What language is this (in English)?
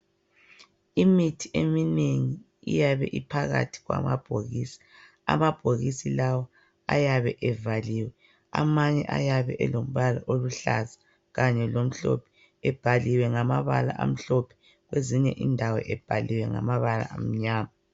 North Ndebele